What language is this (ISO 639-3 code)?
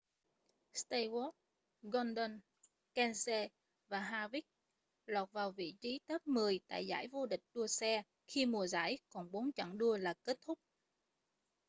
vie